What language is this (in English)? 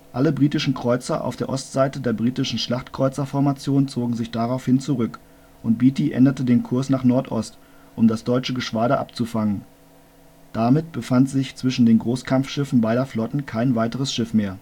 German